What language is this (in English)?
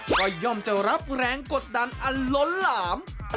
Thai